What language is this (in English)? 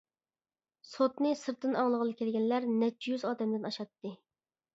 Uyghur